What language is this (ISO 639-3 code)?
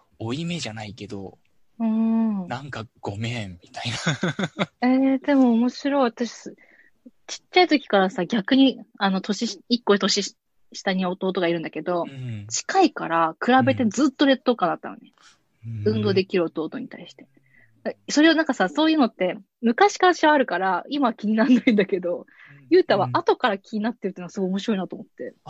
jpn